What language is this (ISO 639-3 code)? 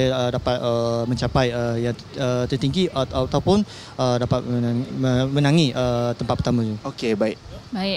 msa